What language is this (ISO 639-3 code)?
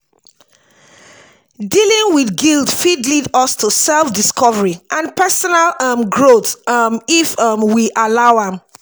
pcm